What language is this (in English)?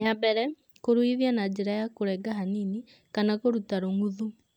Kikuyu